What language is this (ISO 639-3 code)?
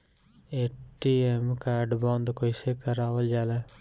bho